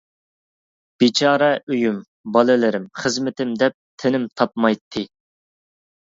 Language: Uyghur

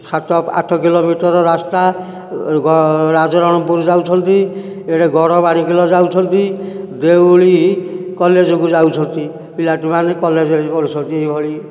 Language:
Odia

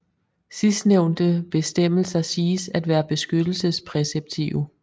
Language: Danish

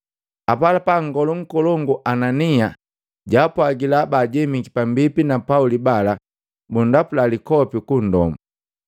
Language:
Matengo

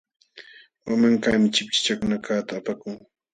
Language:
Jauja Wanca Quechua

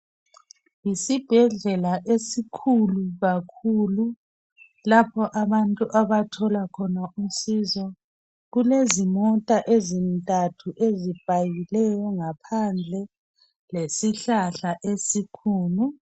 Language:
North Ndebele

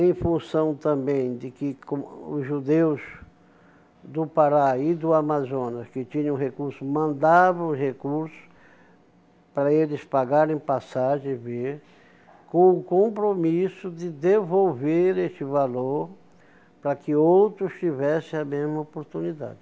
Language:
Portuguese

